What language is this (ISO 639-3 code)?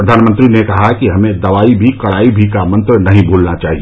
hin